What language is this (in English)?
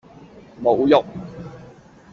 Cantonese